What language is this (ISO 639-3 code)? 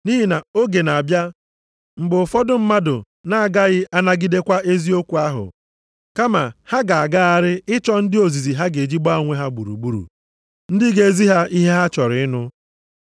ibo